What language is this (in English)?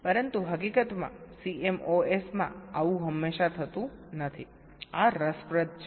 Gujarati